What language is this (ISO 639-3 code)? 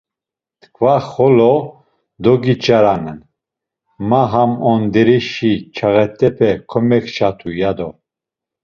lzz